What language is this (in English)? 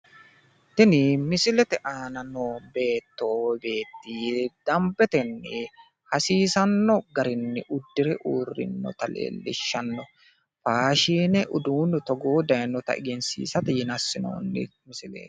Sidamo